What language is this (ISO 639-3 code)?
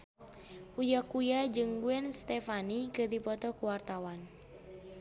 sun